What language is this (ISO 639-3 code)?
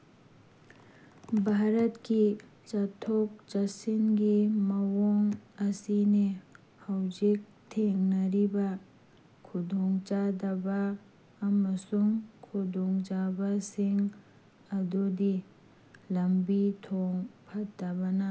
mni